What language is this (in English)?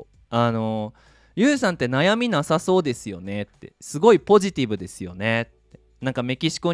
Japanese